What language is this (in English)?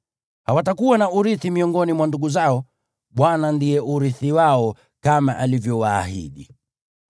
Swahili